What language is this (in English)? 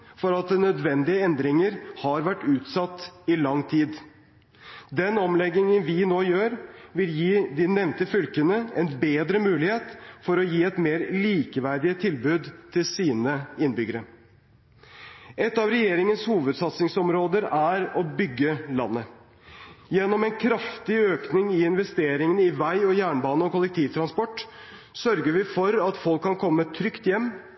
Norwegian Bokmål